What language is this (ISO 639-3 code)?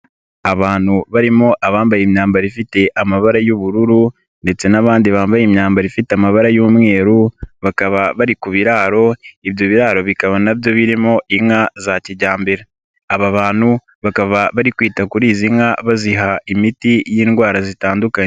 kin